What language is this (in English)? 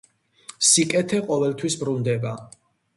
Georgian